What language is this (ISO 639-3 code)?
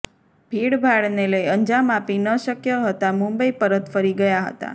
guj